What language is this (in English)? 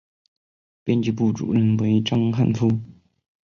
Chinese